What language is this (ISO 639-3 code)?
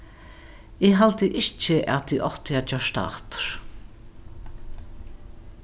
fao